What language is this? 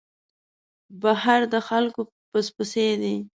Pashto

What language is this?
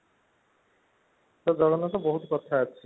Odia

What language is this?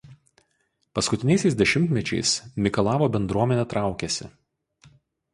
Lithuanian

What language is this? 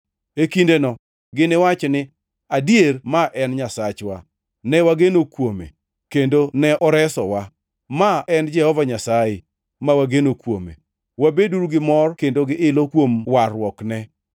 Luo (Kenya and Tanzania)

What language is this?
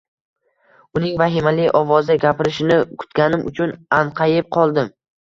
Uzbek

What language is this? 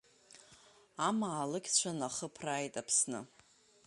Abkhazian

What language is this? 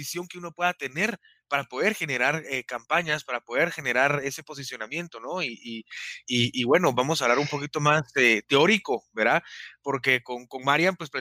Spanish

